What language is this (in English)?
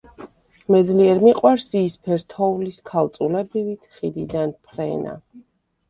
Georgian